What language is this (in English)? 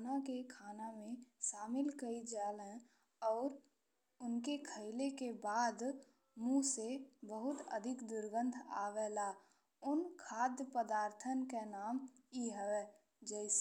Bhojpuri